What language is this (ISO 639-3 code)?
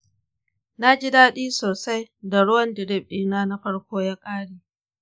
hau